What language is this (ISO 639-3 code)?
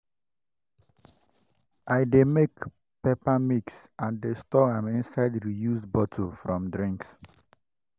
pcm